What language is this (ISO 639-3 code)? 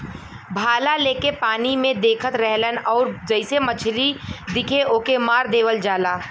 bho